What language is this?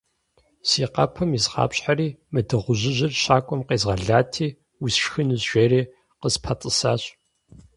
Kabardian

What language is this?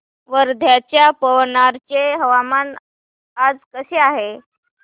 Marathi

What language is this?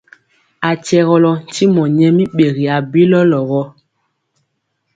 Mpiemo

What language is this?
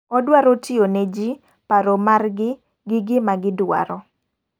Luo (Kenya and Tanzania)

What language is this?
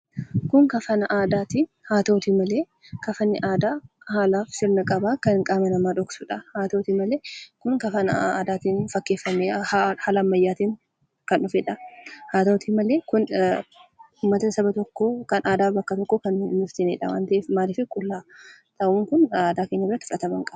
Oromo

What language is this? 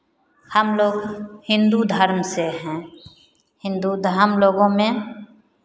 Hindi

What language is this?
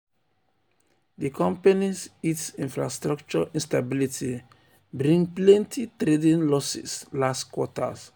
Nigerian Pidgin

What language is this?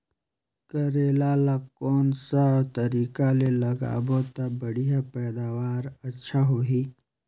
Chhattisgarhi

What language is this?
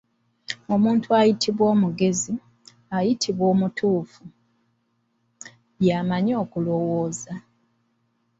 Ganda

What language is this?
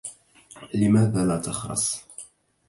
Arabic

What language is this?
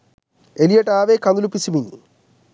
Sinhala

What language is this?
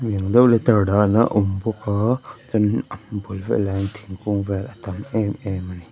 Mizo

